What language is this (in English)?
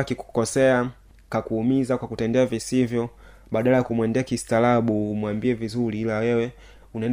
Swahili